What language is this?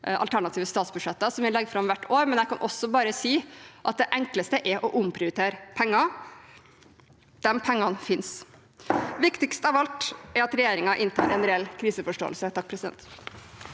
Norwegian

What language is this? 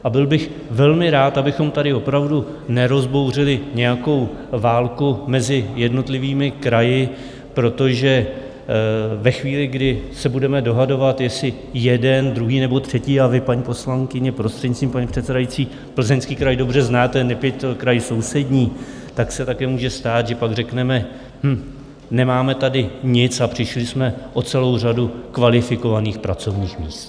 Czech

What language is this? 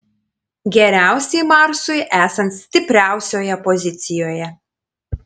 Lithuanian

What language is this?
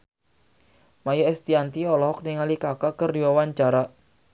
Sundanese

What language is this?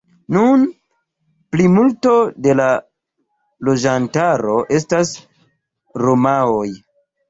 Esperanto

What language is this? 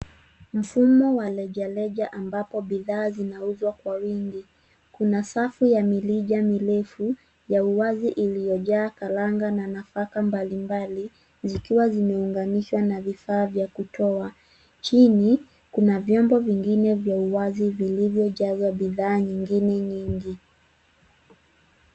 Swahili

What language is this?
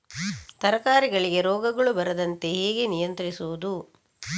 Kannada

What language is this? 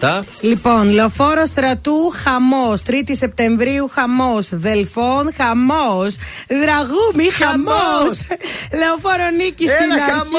Greek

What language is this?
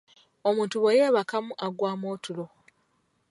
Ganda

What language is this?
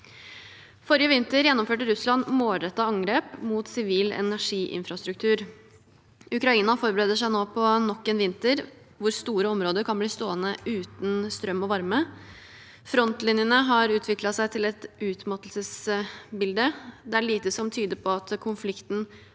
Norwegian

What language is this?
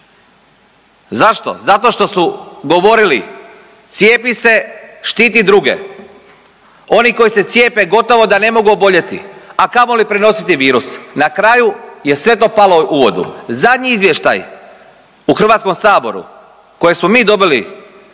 Croatian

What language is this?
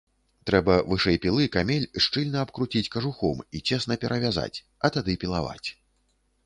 Belarusian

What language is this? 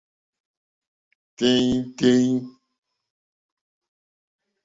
Mokpwe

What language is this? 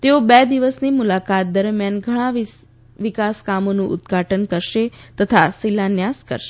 Gujarati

